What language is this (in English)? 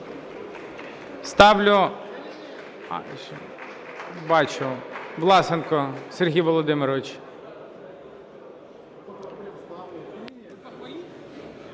Ukrainian